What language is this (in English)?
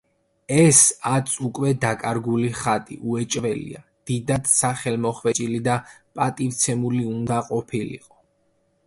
Georgian